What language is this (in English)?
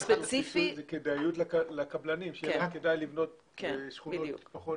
Hebrew